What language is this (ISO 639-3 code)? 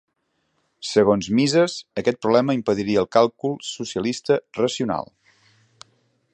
cat